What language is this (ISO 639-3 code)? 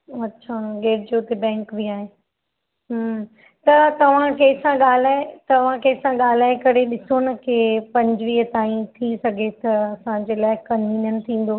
snd